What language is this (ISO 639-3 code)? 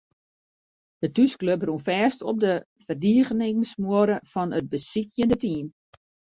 fry